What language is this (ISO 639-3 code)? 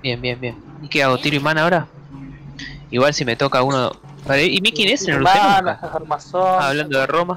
spa